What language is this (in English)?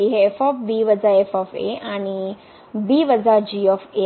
Marathi